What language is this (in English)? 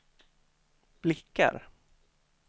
Swedish